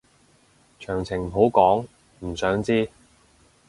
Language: Cantonese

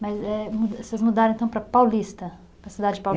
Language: Portuguese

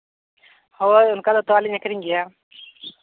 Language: Santali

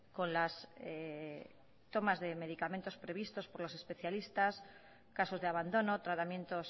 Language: Spanish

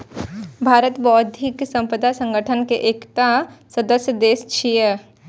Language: Maithili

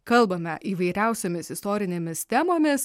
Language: Lithuanian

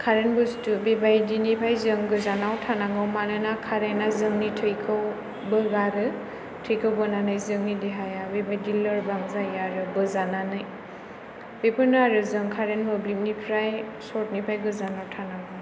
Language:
Bodo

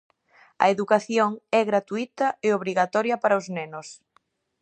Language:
Galician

